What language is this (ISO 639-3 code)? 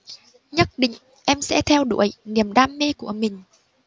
vie